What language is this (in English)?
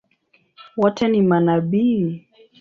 Swahili